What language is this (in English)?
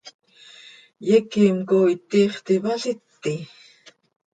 Seri